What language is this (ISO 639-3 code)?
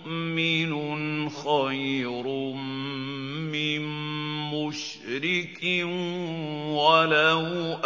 ara